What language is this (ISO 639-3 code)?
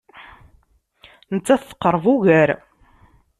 kab